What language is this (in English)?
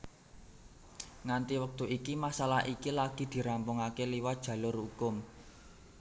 Javanese